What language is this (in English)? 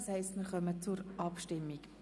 Swiss German